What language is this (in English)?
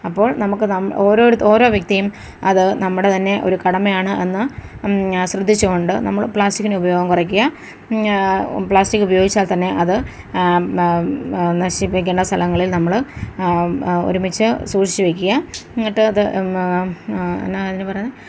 Malayalam